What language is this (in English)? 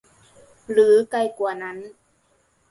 Thai